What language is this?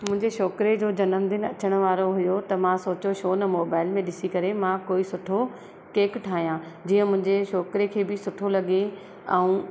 Sindhi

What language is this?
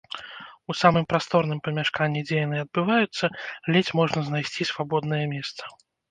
Belarusian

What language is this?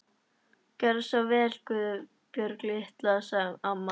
Icelandic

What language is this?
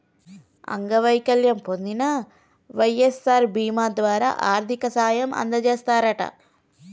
Telugu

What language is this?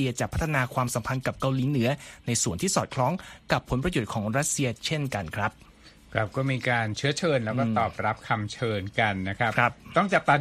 Thai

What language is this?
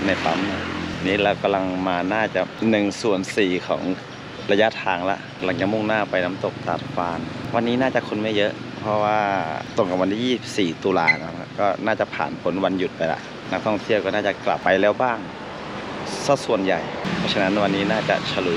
Thai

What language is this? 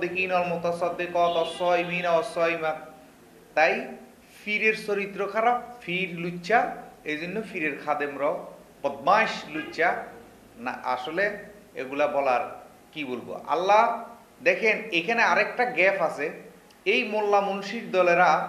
Arabic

